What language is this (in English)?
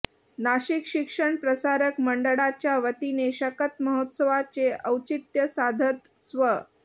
Marathi